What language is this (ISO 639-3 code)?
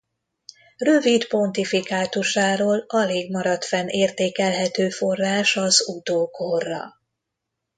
hun